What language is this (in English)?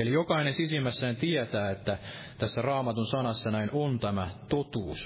Finnish